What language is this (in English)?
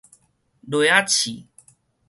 Min Nan Chinese